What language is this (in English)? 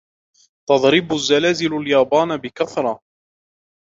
Arabic